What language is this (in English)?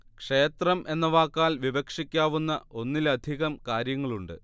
Malayalam